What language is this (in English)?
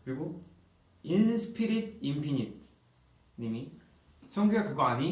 Korean